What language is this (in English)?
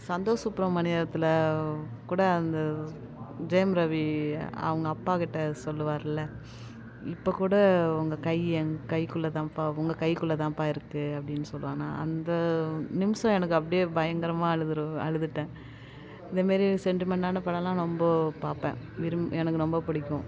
Tamil